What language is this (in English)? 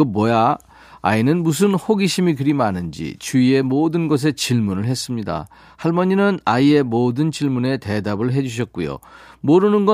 Korean